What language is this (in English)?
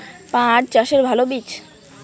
Bangla